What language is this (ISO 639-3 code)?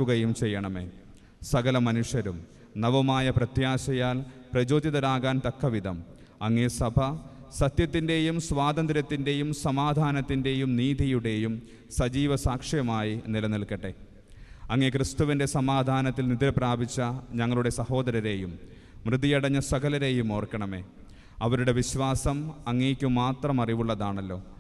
mal